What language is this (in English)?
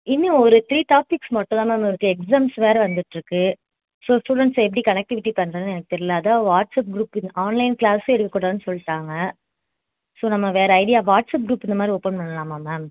Tamil